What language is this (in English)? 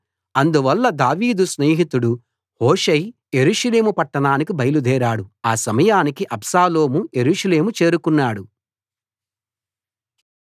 Telugu